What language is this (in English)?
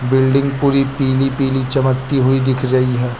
Hindi